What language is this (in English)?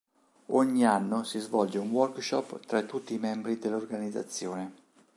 Italian